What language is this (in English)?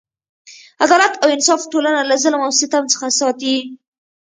Pashto